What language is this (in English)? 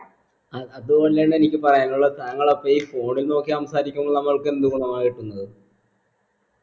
Malayalam